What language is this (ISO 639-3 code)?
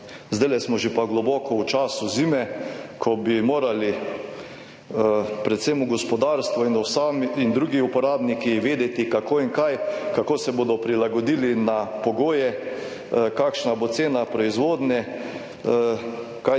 slv